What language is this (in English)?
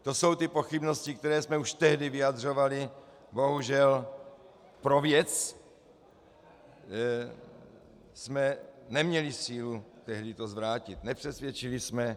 Czech